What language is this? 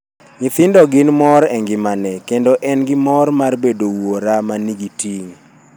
Luo (Kenya and Tanzania)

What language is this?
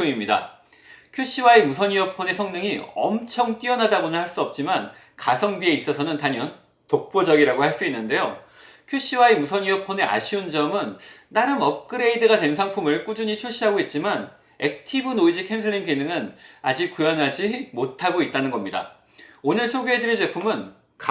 Korean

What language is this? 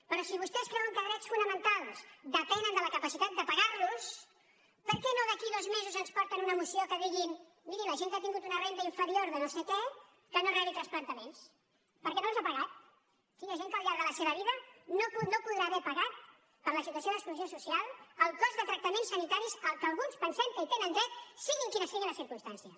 Catalan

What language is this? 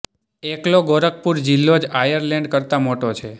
Gujarati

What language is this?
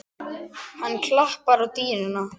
Icelandic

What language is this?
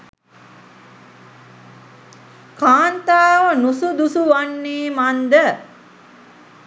Sinhala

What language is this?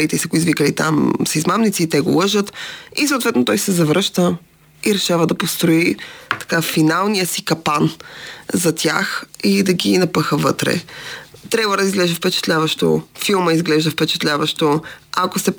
Bulgarian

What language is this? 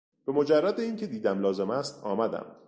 Persian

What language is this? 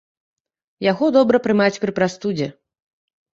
Belarusian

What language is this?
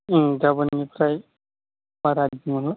Bodo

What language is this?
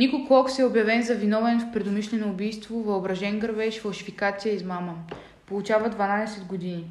Bulgarian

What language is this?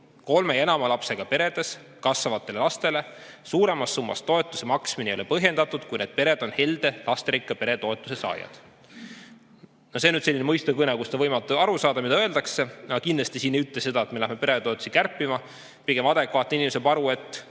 Estonian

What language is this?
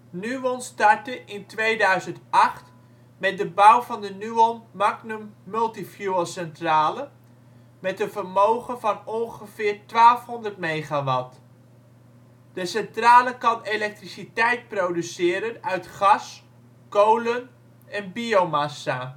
Dutch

